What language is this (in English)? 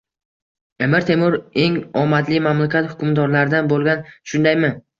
Uzbek